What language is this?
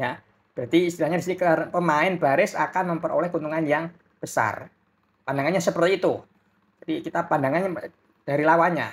Indonesian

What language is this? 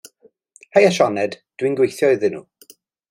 Welsh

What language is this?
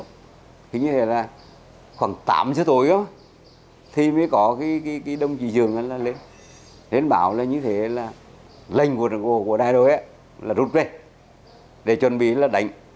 Vietnamese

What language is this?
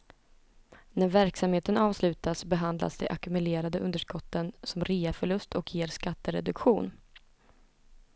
Swedish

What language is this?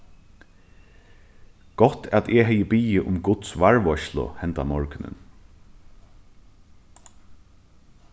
Faroese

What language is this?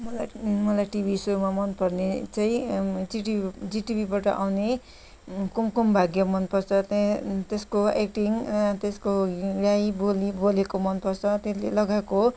Nepali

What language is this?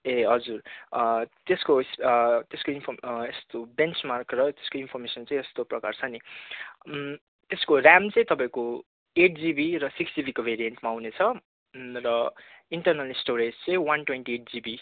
Nepali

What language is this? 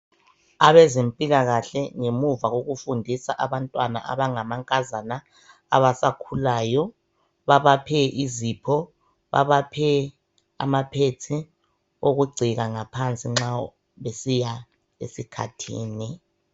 North Ndebele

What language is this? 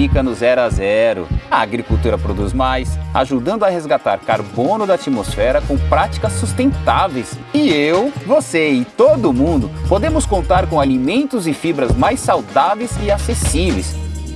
Portuguese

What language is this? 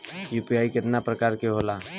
Bhojpuri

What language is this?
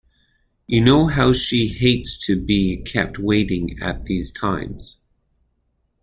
English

